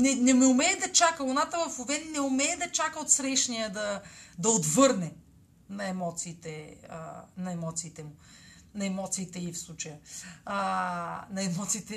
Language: Bulgarian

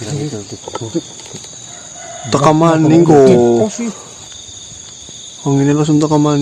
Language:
Indonesian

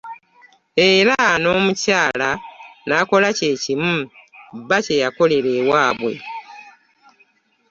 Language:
Ganda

